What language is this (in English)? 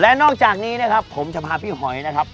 Thai